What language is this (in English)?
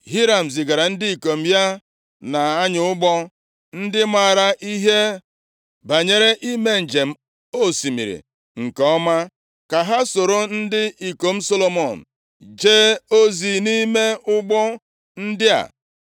Igbo